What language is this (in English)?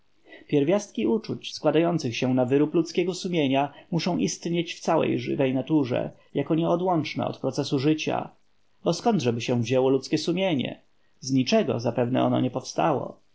Polish